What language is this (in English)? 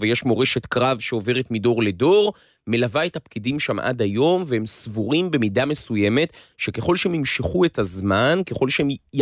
Hebrew